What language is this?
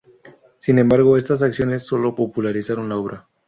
Spanish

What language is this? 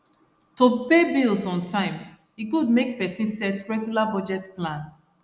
Nigerian Pidgin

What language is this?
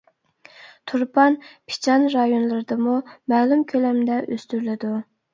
Uyghur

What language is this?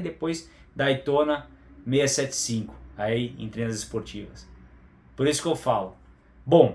Portuguese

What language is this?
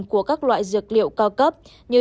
Vietnamese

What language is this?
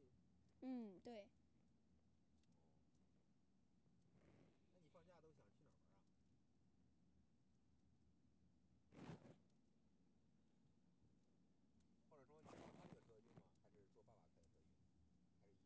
Chinese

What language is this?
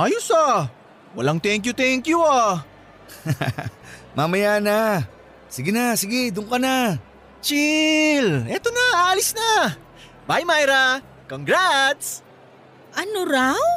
Filipino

